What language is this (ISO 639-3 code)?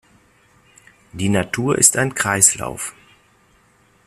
deu